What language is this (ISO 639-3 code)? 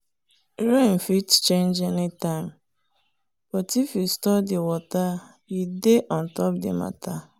pcm